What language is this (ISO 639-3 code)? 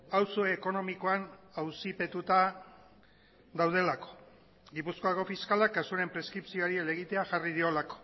eus